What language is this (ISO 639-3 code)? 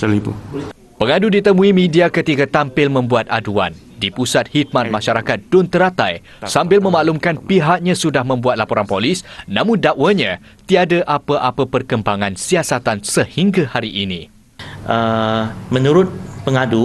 msa